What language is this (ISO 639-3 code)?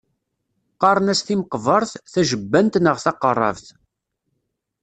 kab